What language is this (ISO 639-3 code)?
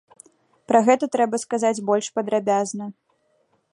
bel